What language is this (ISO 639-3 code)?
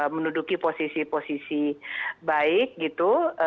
ind